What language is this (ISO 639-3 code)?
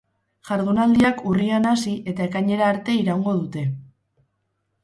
eus